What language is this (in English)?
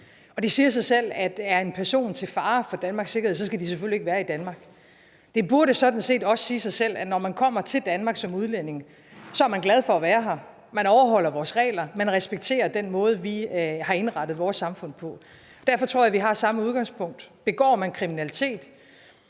Danish